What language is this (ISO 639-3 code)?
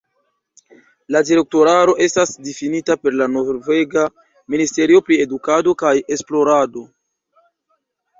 epo